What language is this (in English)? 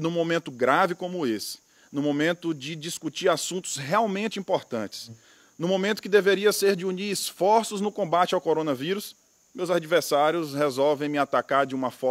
Portuguese